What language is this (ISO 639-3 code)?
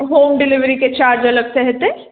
mai